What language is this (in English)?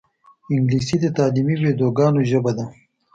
Pashto